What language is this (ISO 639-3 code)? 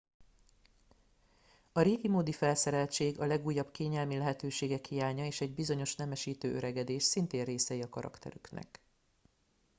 hun